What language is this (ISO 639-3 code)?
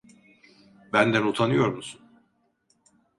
tur